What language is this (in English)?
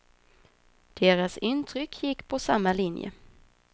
Swedish